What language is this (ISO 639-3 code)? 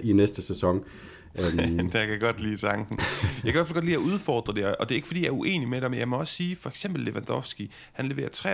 dan